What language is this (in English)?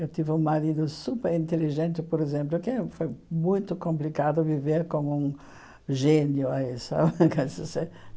Portuguese